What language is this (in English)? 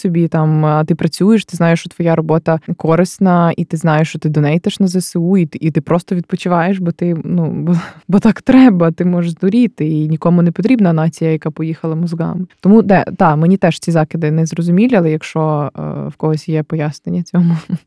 Ukrainian